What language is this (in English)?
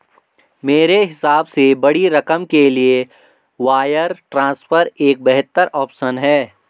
Hindi